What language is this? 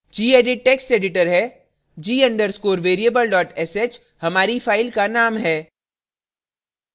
Hindi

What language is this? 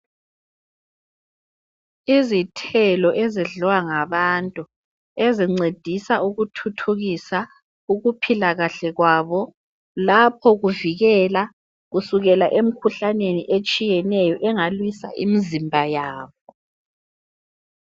North Ndebele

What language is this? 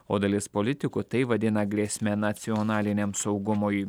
Lithuanian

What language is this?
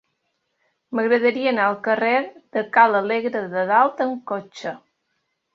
Catalan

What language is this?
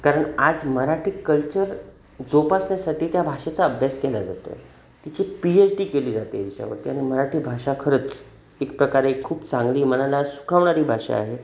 Marathi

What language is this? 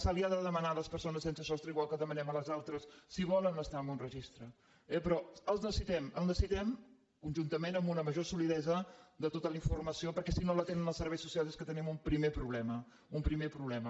Catalan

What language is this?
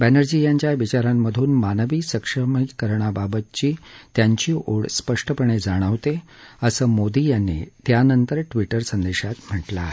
Marathi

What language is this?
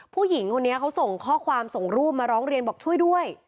Thai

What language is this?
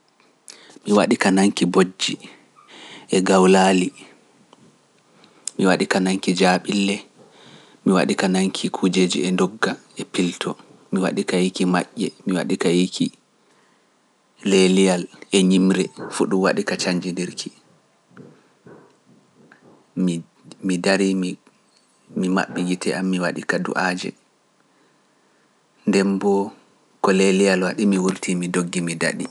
Pular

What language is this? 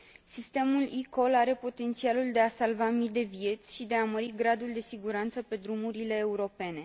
Romanian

